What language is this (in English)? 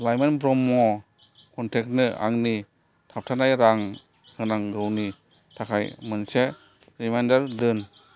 Bodo